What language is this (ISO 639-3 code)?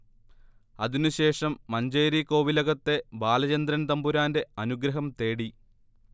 mal